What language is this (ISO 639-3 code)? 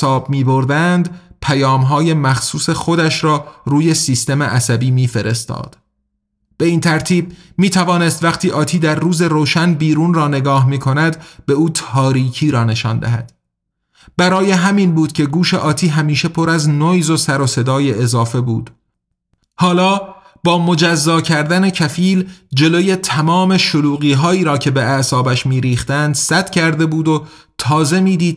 fas